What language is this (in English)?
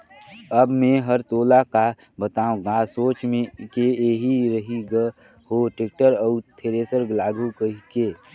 Chhattisgarhi